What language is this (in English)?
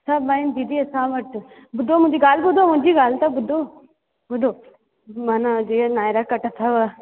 Sindhi